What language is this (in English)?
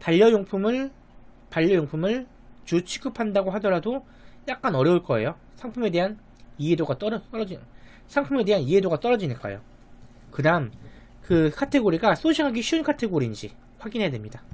Korean